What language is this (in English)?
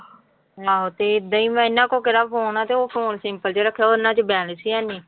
Punjabi